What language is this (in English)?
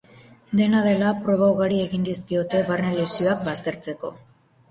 Basque